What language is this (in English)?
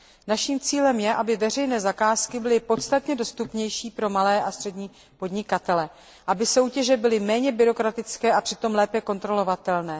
Czech